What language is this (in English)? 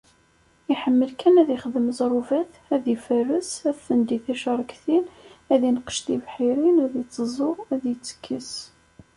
Kabyle